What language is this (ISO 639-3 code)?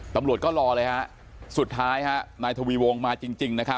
tha